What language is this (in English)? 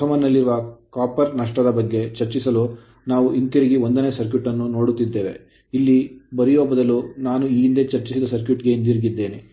Kannada